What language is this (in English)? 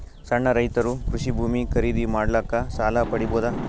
Kannada